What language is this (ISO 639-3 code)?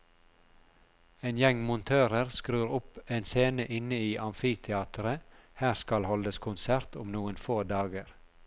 nor